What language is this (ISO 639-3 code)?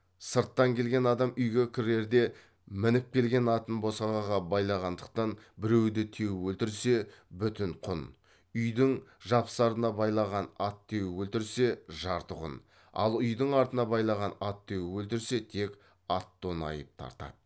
kaz